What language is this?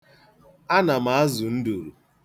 Igbo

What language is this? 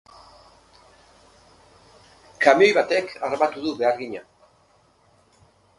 Basque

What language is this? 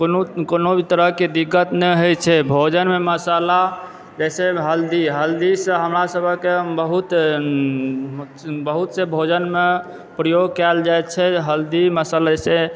Maithili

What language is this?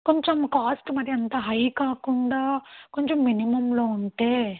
Telugu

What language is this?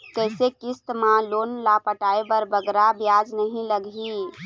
Chhattisgarhi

